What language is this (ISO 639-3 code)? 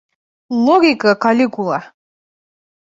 bak